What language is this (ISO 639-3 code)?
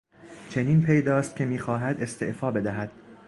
fas